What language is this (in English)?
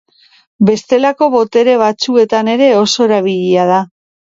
Basque